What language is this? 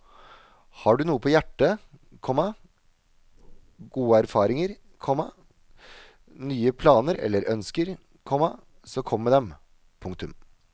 Norwegian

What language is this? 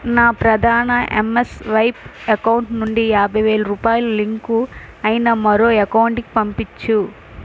Telugu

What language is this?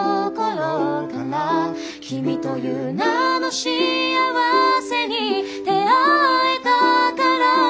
Japanese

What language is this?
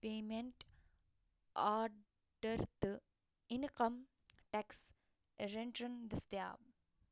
Kashmiri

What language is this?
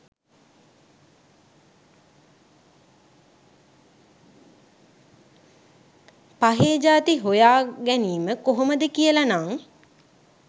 Sinhala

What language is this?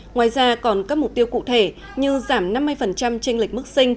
Vietnamese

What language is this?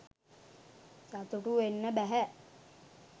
Sinhala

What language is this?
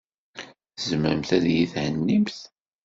Kabyle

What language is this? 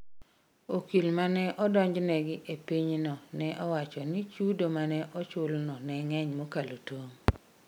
Luo (Kenya and Tanzania)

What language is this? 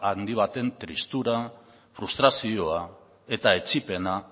Basque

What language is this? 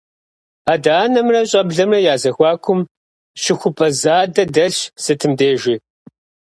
Kabardian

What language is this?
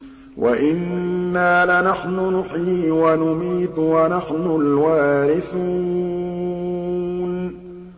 Arabic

